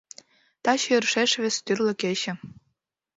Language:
Mari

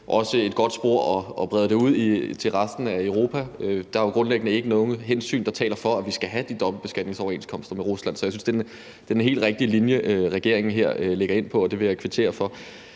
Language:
Danish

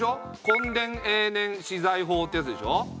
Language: Japanese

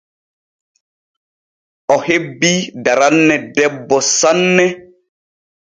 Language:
Borgu Fulfulde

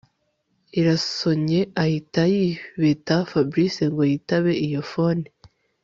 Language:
Kinyarwanda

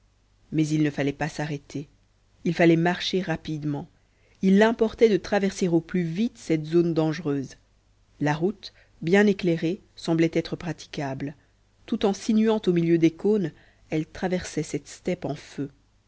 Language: French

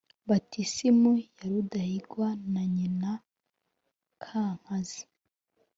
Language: Kinyarwanda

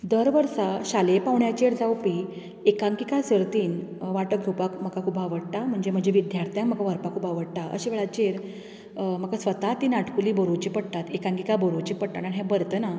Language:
Konkani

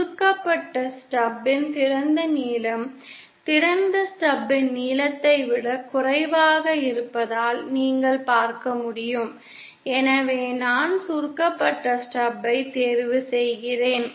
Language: Tamil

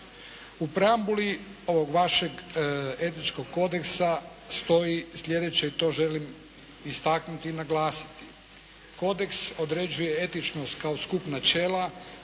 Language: Croatian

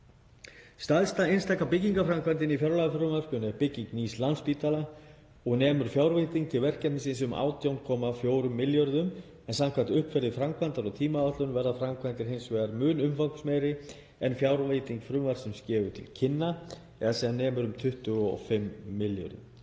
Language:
Icelandic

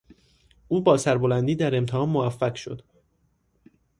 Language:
Persian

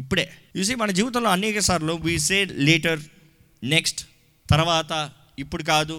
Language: Telugu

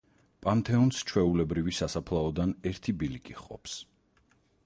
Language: Georgian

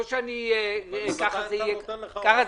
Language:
Hebrew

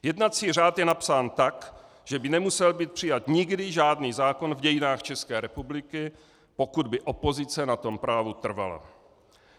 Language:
Czech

